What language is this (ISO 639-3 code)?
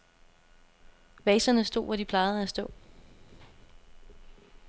dan